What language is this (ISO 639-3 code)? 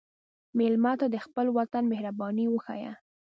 pus